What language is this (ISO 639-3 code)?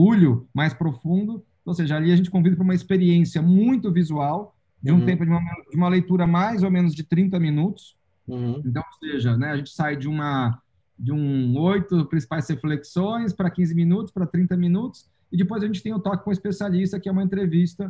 por